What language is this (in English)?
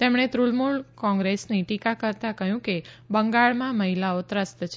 Gujarati